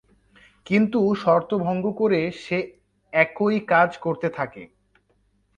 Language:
Bangla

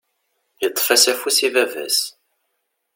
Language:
Kabyle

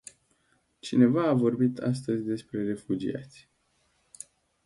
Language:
Romanian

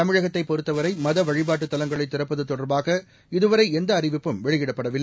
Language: Tamil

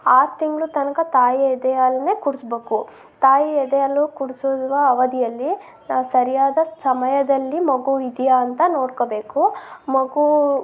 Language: Kannada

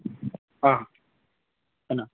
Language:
Manipuri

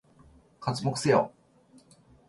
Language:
Japanese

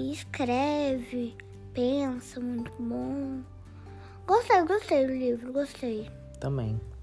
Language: Portuguese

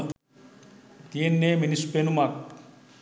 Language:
Sinhala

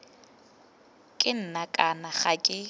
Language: Tswana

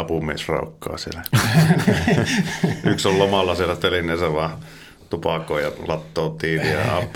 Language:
Finnish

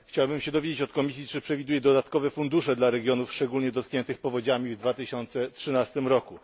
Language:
Polish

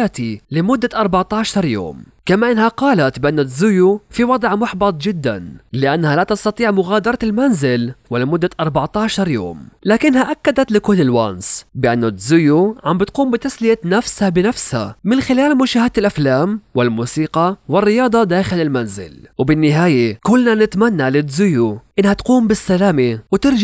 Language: Arabic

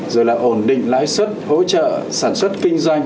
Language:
Vietnamese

